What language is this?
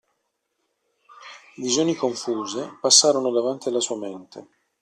Italian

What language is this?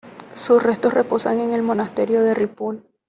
Spanish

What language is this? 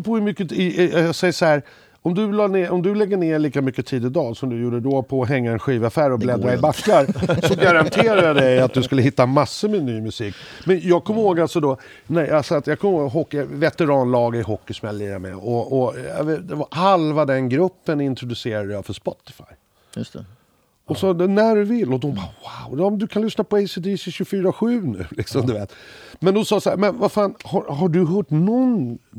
Swedish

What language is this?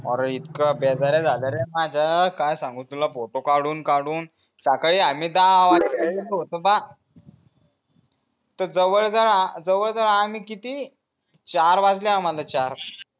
Marathi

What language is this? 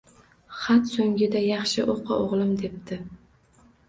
Uzbek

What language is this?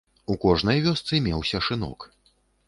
Belarusian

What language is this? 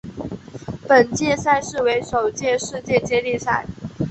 Chinese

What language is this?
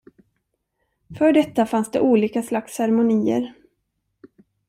Swedish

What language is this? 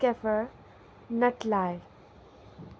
Urdu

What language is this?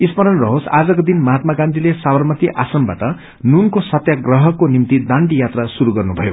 Nepali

